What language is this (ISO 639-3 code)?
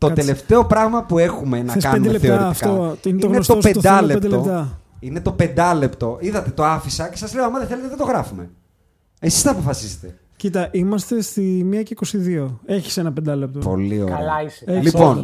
ell